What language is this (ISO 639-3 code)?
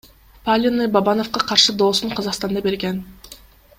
kir